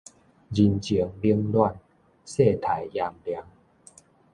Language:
Min Nan Chinese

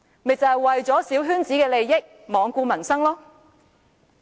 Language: Cantonese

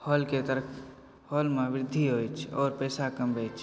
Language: Maithili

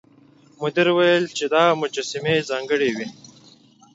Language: Pashto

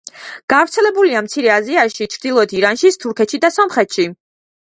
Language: Georgian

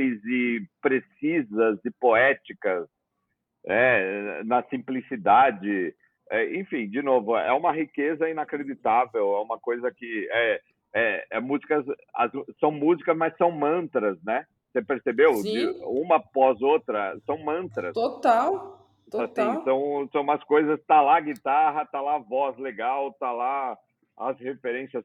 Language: Portuguese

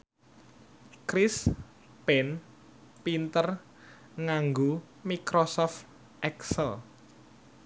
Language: Javanese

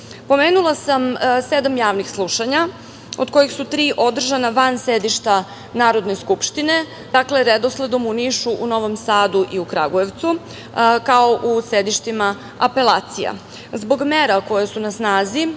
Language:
Serbian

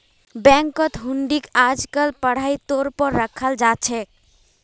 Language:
Magahi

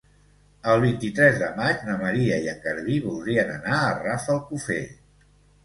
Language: Catalan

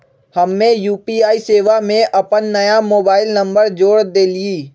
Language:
Magahi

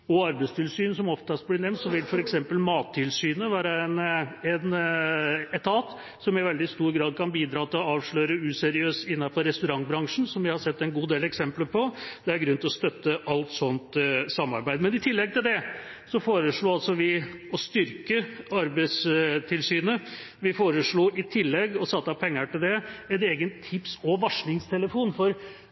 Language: Norwegian Bokmål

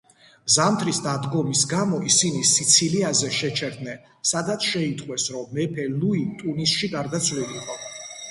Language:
Georgian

